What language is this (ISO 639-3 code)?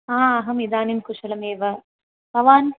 san